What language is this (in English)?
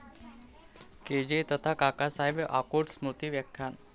Marathi